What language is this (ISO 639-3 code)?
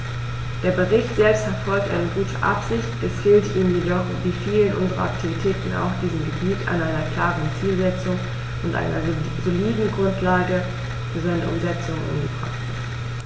deu